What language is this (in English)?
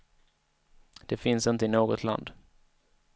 Swedish